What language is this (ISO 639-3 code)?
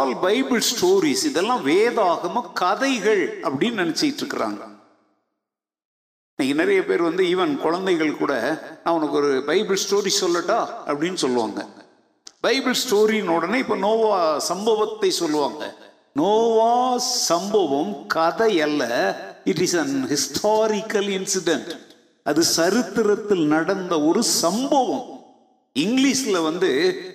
tam